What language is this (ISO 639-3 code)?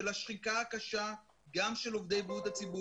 heb